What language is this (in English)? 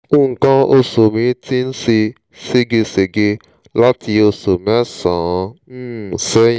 Yoruba